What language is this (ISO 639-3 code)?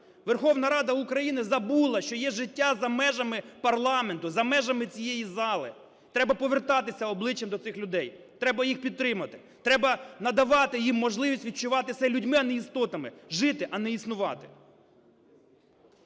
ukr